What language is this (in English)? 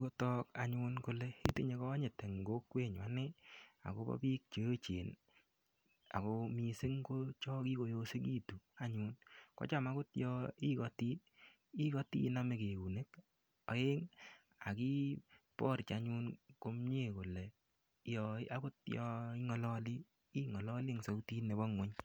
Kalenjin